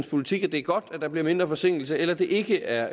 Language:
Danish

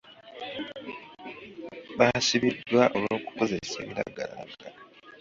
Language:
Ganda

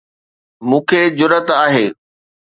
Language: Sindhi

